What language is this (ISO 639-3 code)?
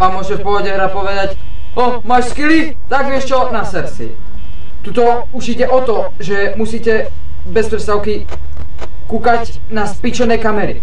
ces